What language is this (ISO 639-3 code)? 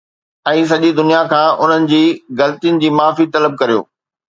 snd